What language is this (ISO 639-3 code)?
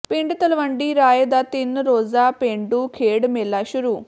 pan